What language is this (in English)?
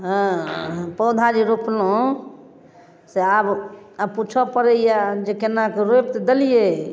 Maithili